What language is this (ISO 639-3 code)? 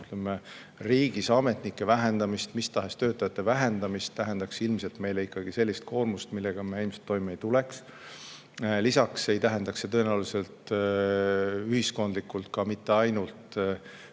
est